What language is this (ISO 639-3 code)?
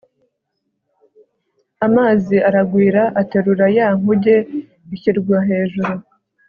kin